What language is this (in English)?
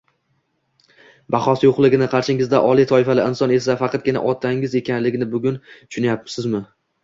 Uzbek